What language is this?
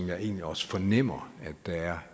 Danish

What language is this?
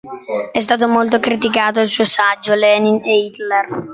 Italian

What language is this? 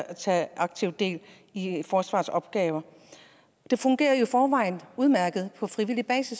Danish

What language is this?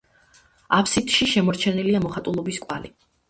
Georgian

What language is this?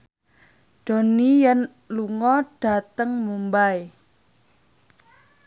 Javanese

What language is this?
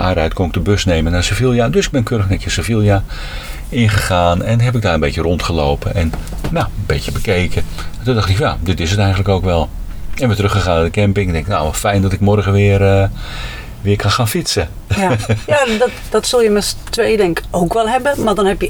Dutch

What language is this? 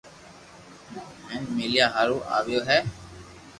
Loarki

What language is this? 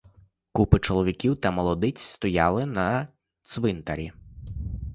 Ukrainian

